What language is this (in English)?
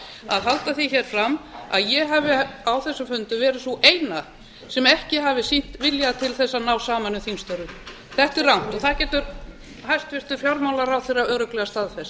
Icelandic